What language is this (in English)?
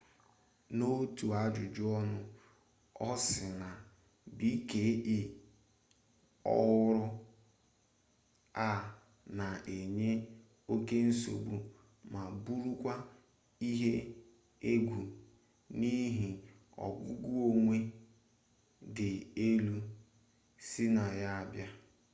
Igbo